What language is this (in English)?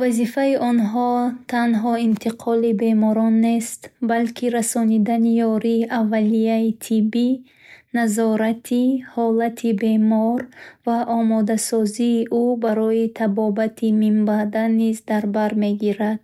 Bukharic